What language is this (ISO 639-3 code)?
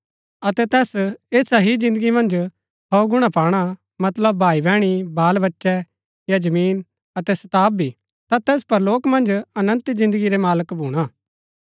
gbk